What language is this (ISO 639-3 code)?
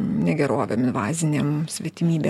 lit